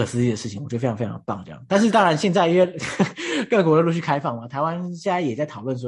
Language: Chinese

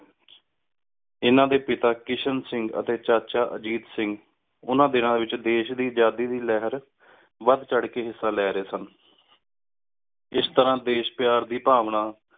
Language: Punjabi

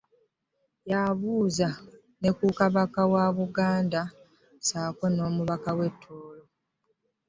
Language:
Ganda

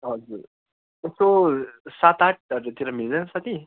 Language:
Nepali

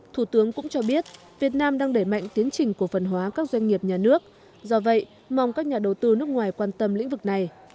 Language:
Vietnamese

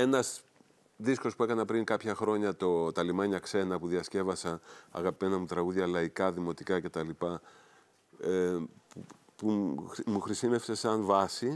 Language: Greek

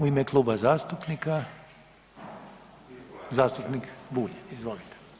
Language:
Croatian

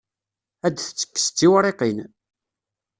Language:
Kabyle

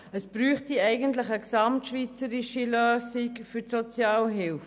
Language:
Swiss German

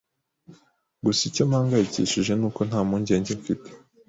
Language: Kinyarwanda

